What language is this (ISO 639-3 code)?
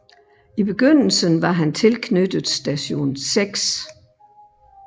dan